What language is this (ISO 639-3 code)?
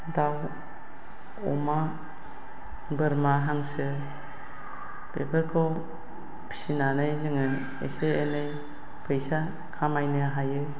brx